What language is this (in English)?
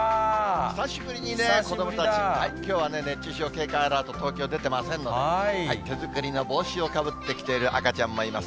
Japanese